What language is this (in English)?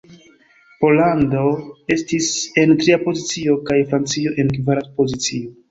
Esperanto